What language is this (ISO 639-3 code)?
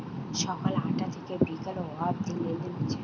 ben